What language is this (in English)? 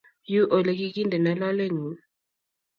Kalenjin